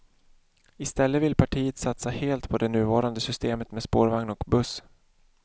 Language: Swedish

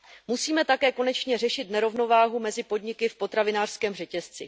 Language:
Czech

